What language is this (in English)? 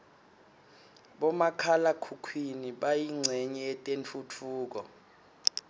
Swati